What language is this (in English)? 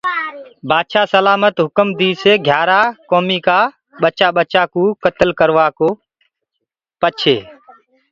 Gurgula